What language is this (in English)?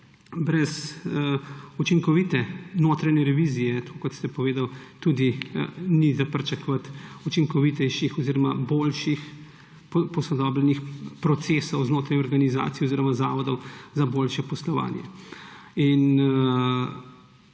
Slovenian